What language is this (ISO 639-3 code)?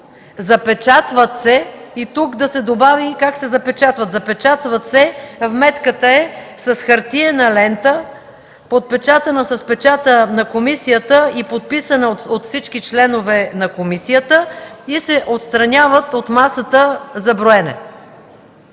bul